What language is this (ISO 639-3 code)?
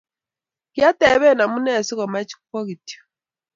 kln